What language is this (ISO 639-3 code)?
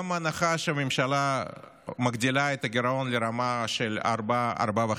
heb